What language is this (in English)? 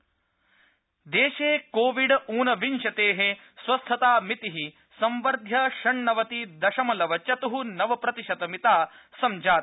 Sanskrit